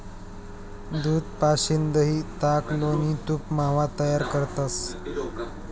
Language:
Marathi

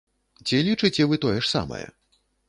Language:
Belarusian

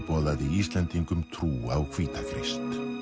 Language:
Icelandic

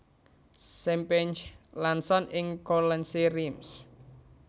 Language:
Javanese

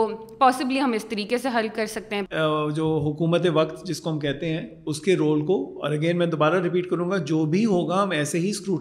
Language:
Urdu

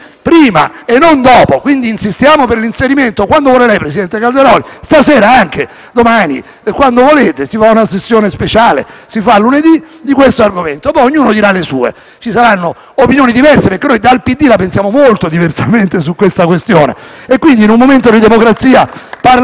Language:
Italian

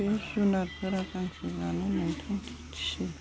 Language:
Bodo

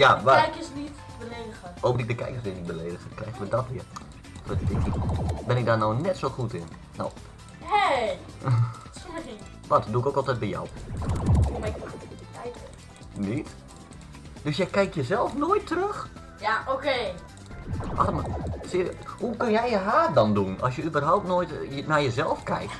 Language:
Dutch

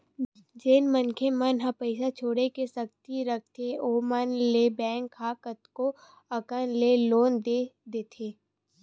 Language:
Chhattisgarhi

